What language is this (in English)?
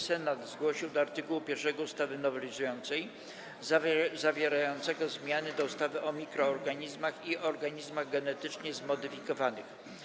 Polish